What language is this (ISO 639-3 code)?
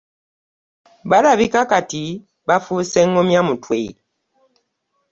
lug